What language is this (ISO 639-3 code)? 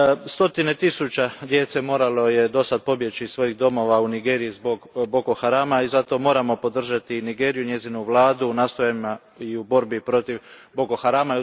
hrv